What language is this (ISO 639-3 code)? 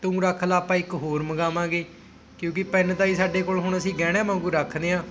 pan